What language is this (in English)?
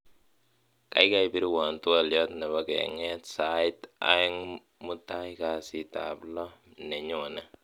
Kalenjin